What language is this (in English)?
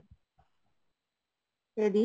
Bangla